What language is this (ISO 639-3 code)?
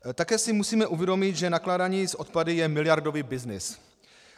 ces